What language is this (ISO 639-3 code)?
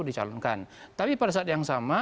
ind